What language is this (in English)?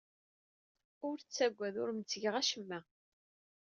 Kabyle